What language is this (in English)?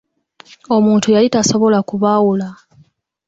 Ganda